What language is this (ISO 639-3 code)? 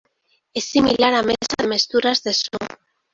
glg